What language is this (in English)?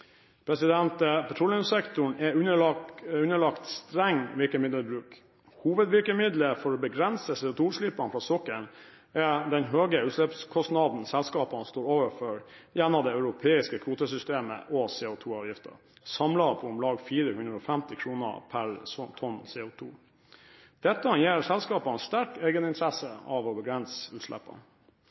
Norwegian Bokmål